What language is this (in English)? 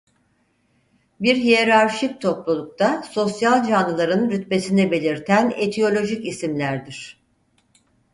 Turkish